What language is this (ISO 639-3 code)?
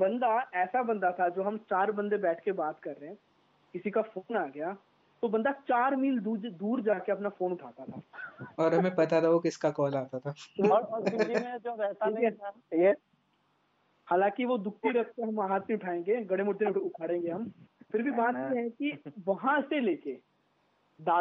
hin